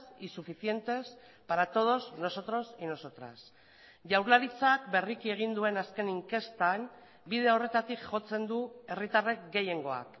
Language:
Basque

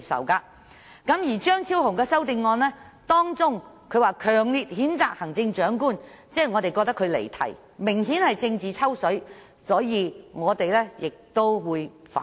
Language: Cantonese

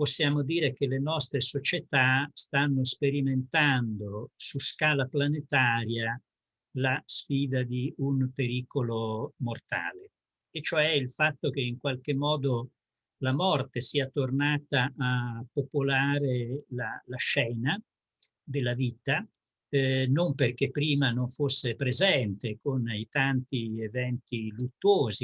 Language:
Italian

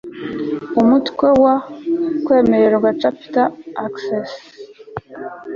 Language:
Kinyarwanda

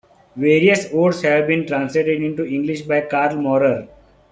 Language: English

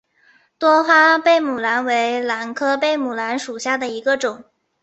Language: Chinese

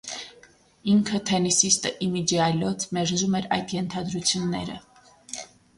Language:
Armenian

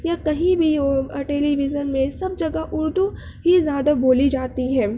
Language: Urdu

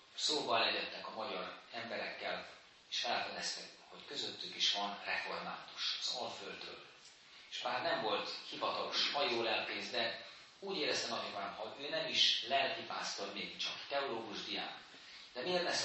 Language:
Hungarian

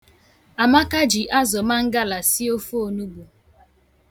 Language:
Igbo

